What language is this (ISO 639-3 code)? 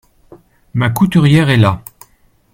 fra